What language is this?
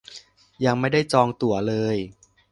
Thai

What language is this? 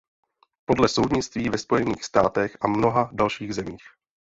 Czech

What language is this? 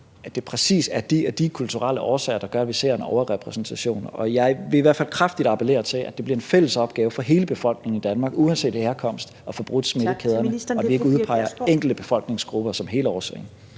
Danish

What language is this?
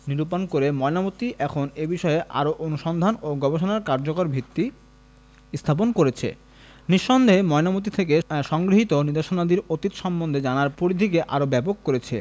Bangla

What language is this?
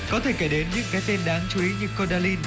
Vietnamese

